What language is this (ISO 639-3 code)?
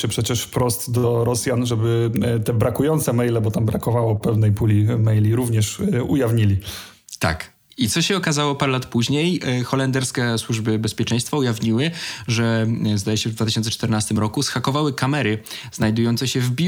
pol